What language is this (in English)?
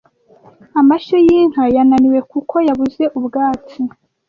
Kinyarwanda